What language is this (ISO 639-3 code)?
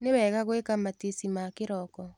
kik